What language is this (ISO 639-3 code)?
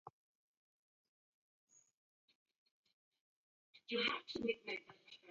dav